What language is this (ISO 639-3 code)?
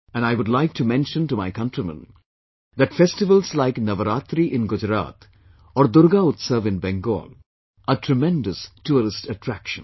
eng